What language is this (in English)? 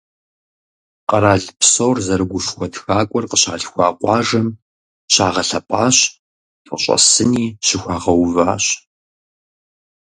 Kabardian